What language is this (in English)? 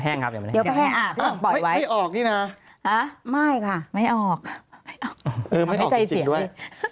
Thai